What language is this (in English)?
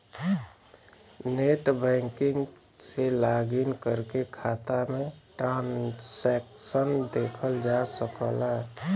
Bhojpuri